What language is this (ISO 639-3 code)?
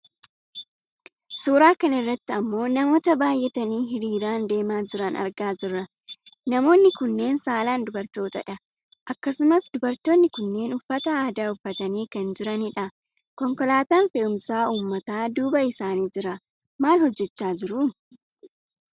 orm